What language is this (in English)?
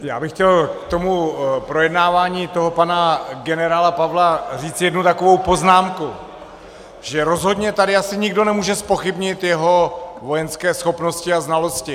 Czech